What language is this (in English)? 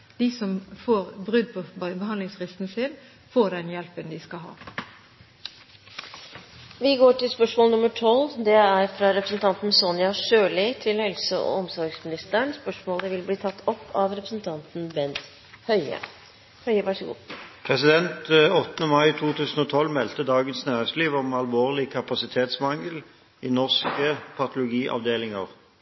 Norwegian